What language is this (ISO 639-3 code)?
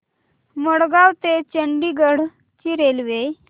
mar